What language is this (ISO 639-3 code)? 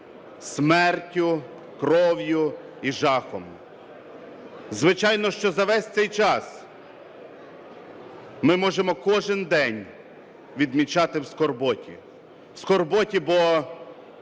ukr